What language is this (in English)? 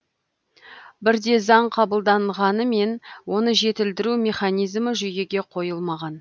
Kazakh